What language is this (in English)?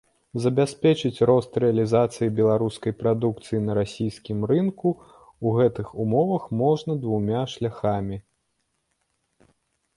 Belarusian